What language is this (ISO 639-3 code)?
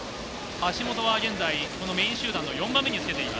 jpn